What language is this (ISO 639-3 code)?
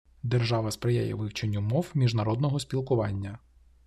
ukr